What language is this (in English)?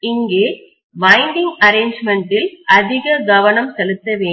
Tamil